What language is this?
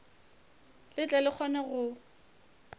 Northern Sotho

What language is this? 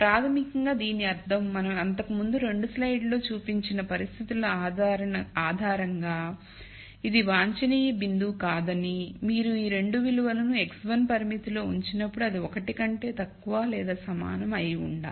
Telugu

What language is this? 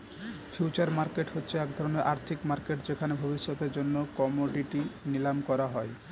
Bangla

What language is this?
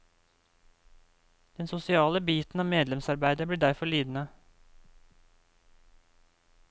Norwegian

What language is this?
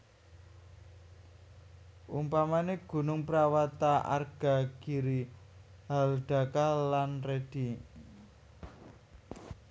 Javanese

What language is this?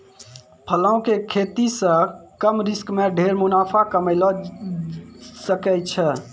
Maithili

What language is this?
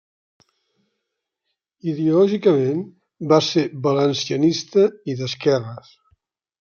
Catalan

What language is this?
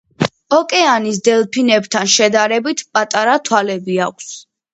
Georgian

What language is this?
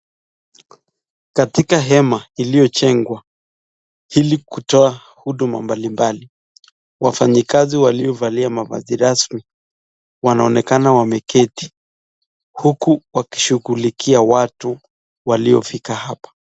Swahili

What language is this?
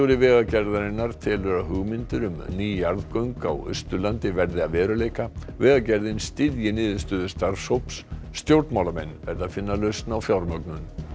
Icelandic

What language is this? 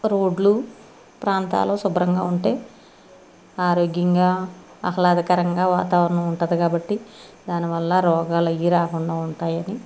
Telugu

